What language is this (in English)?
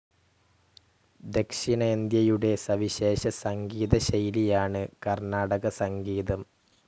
Malayalam